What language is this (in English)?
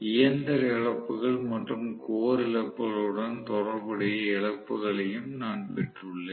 Tamil